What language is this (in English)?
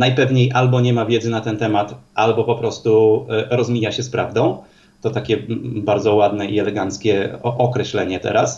Polish